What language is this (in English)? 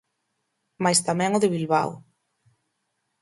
Galician